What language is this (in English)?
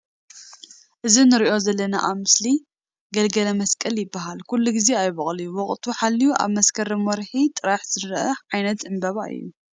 Tigrinya